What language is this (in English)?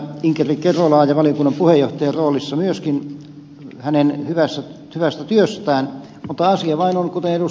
Finnish